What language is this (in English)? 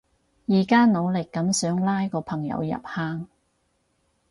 Cantonese